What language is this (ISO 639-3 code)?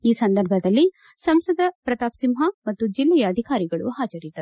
kan